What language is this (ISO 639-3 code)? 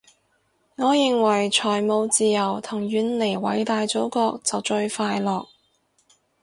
yue